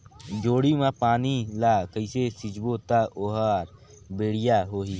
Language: Chhattisgarhi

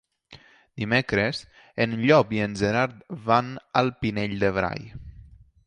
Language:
Catalan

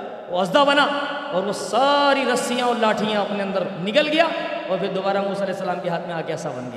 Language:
Urdu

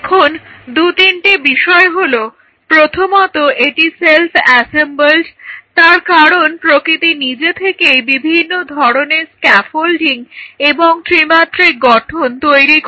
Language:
Bangla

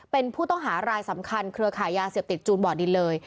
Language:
Thai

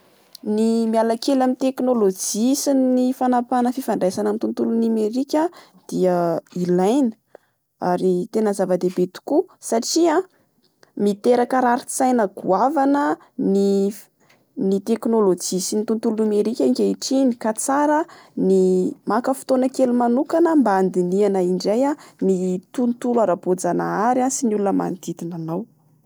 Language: Malagasy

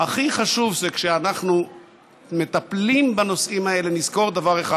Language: Hebrew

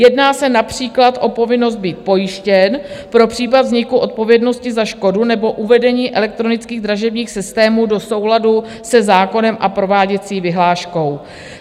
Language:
Czech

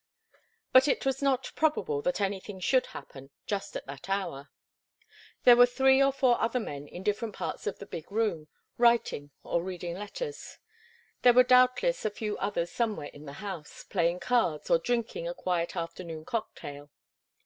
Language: English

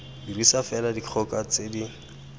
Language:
Tswana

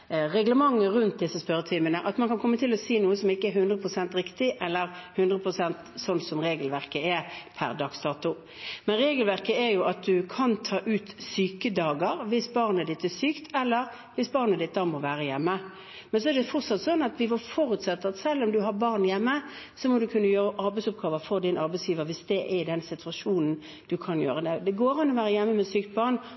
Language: Norwegian Bokmål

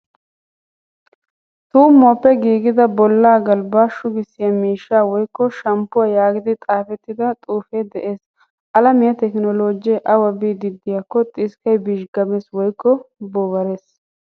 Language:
Wolaytta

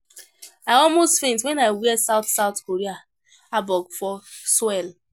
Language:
Nigerian Pidgin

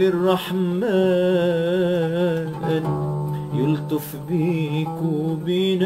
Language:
Arabic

